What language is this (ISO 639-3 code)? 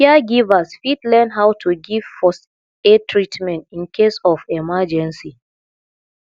pcm